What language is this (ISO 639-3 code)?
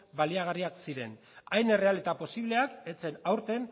eus